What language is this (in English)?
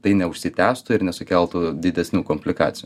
Lithuanian